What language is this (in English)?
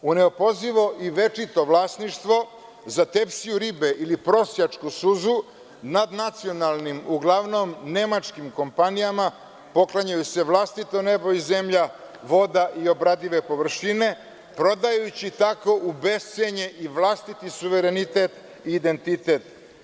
Serbian